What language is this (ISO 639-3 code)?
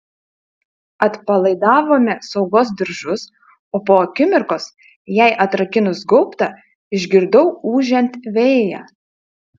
lit